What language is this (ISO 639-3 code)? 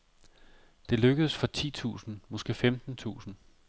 dan